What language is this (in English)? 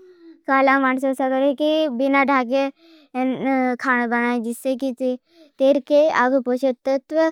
Bhili